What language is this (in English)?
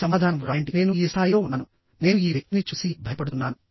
Telugu